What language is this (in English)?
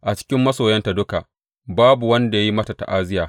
Hausa